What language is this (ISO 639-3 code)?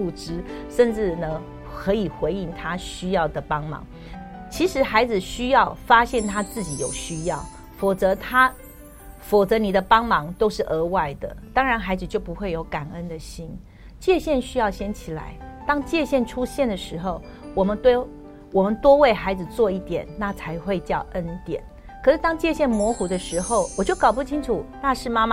zho